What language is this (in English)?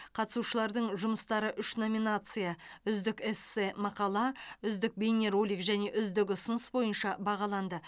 Kazakh